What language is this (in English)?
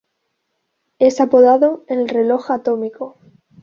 Spanish